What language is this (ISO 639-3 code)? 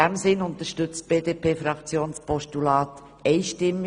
gsw